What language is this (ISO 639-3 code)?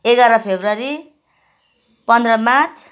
nep